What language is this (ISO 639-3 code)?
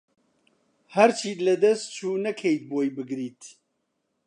ckb